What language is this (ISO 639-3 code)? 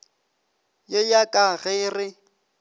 nso